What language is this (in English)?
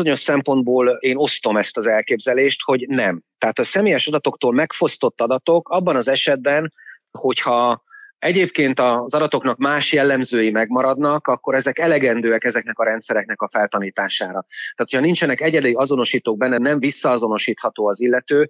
Hungarian